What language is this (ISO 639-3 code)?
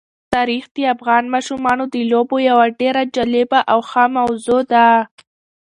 pus